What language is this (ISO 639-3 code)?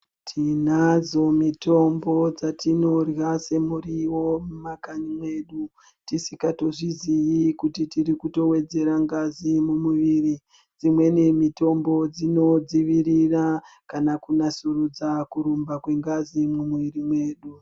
ndc